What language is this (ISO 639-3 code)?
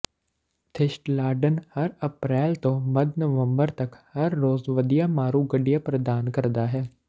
pan